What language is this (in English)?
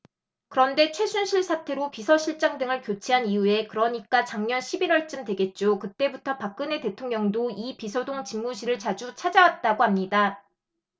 Korean